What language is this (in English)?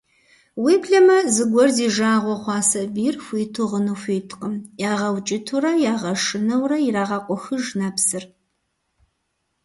Kabardian